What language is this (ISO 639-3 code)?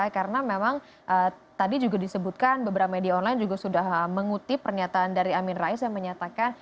ind